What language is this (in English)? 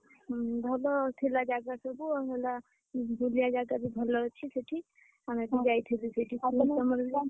Odia